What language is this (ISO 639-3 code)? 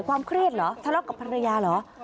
tha